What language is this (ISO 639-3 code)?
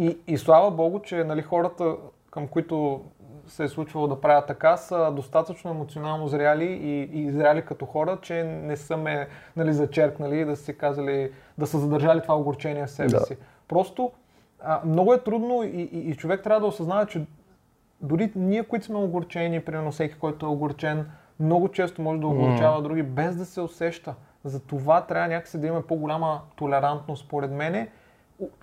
bul